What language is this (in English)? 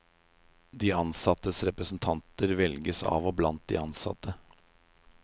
Norwegian